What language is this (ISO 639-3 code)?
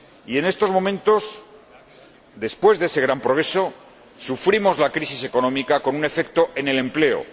spa